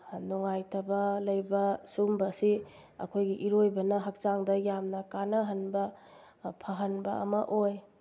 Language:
Manipuri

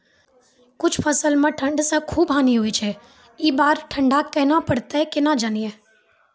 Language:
Maithili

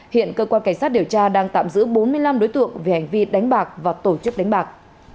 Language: Vietnamese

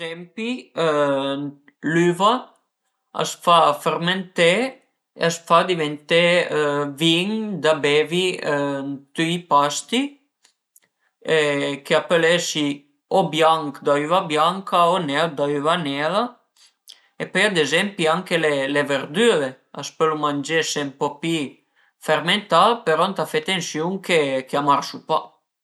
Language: Piedmontese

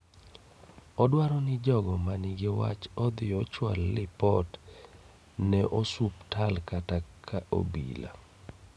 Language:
Luo (Kenya and Tanzania)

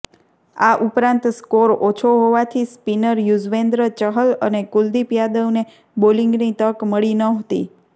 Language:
Gujarati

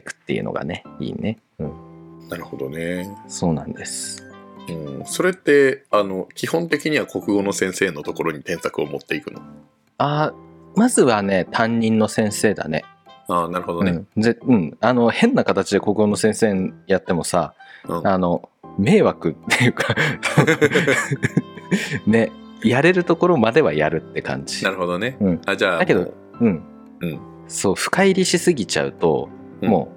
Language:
Japanese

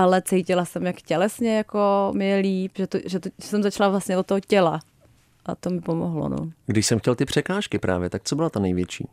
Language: Czech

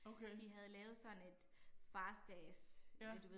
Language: Danish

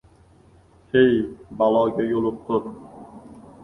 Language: Uzbek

